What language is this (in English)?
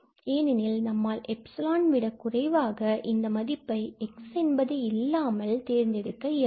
Tamil